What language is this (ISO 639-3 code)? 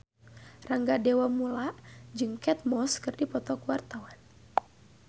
sun